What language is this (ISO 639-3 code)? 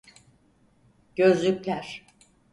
tur